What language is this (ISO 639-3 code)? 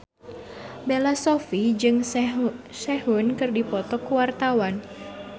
sun